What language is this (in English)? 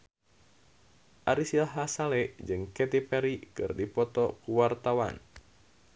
Sundanese